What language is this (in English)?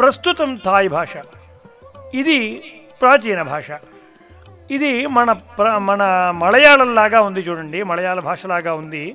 Thai